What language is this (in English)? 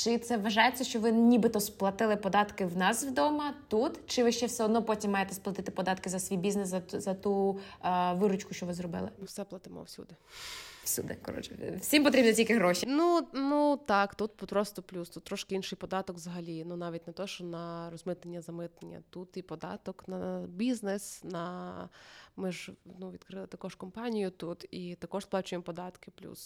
Russian